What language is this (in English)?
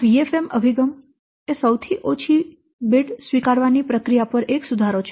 Gujarati